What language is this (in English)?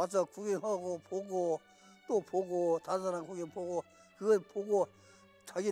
Korean